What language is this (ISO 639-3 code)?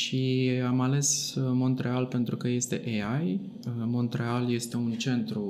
ron